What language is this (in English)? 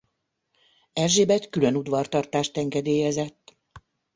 Hungarian